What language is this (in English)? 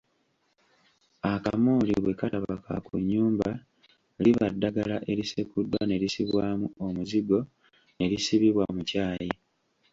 Ganda